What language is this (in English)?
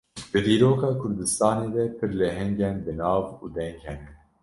Kurdish